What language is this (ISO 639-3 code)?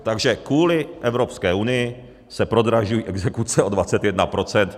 ces